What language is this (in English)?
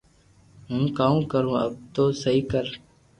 Loarki